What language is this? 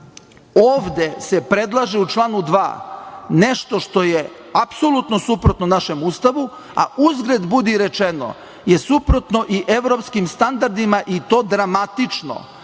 Serbian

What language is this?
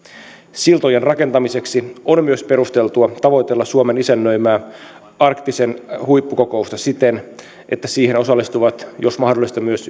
Finnish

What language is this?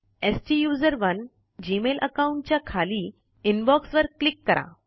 Marathi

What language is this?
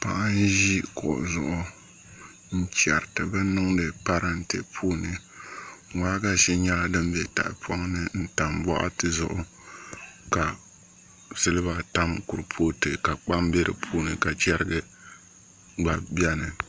Dagbani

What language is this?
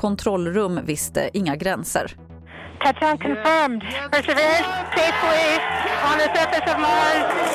Swedish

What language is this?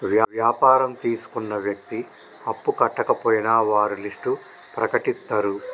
Telugu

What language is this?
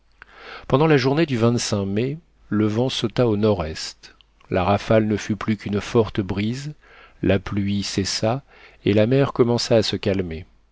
French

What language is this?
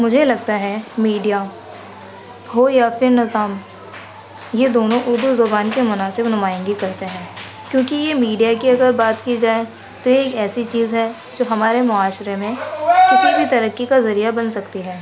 Urdu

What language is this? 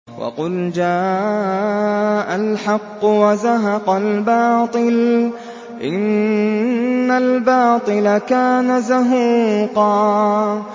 Arabic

